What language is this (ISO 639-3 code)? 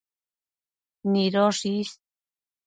mcf